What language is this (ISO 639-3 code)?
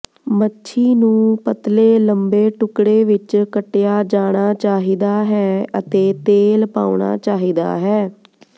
pan